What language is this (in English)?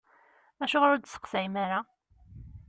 Kabyle